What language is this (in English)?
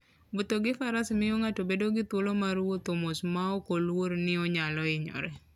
Luo (Kenya and Tanzania)